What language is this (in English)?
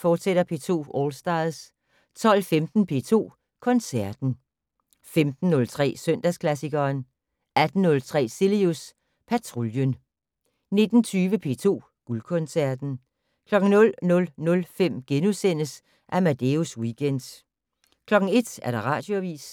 Danish